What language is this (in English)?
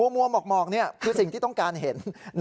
Thai